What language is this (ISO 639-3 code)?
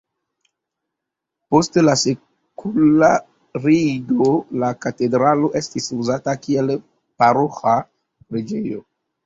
epo